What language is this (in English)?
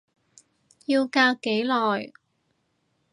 Cantonese